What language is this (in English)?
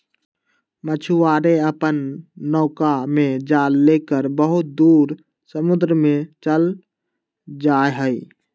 Magahi